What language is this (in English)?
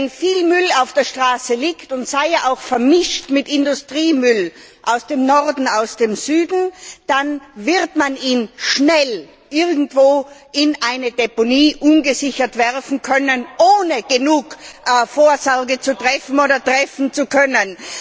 German